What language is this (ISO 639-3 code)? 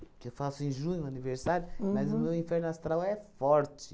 por